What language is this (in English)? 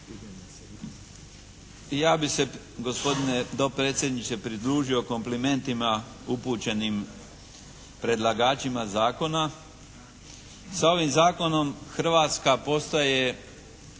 Croatian